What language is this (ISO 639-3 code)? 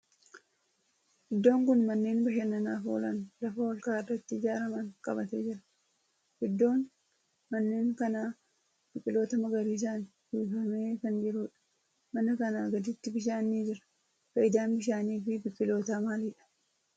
orm